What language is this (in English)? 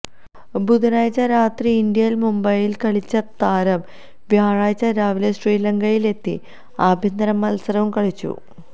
Malayalam